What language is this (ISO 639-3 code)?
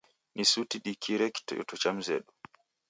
dav